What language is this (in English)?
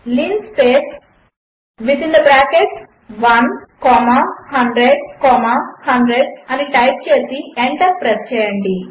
Telugu